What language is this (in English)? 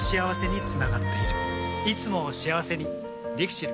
Japanese